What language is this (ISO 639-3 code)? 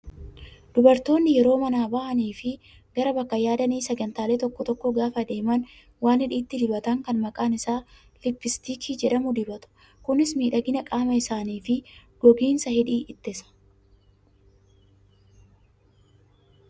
orm